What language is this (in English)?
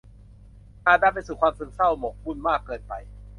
Thai